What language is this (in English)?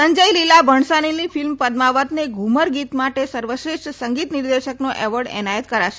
Gujarati